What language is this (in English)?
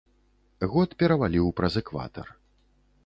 Belarusian